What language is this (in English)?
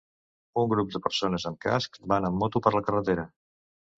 Catalan